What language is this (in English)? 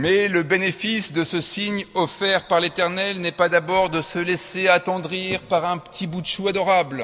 French